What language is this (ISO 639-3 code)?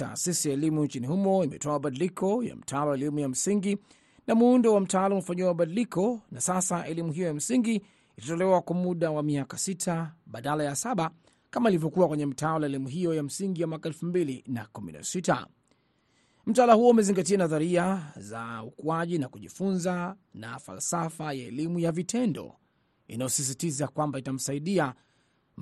swa